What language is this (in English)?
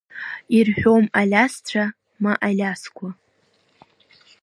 Abkhazian